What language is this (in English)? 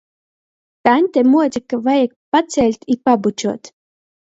Latgalian